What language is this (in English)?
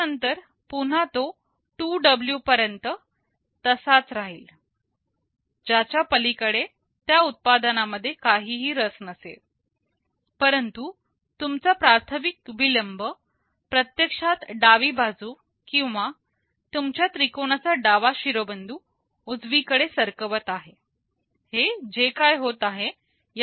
Marathi